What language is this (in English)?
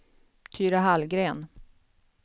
Swedish